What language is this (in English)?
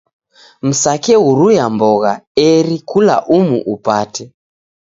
Taita